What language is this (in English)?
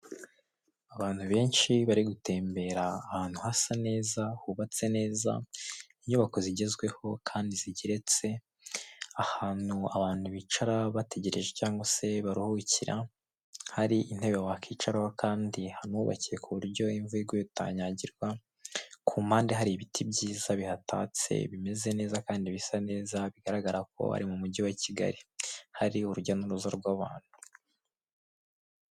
Kinyarwanda